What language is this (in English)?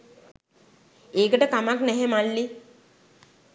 Sinhala